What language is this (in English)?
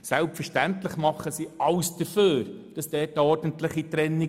Swiss German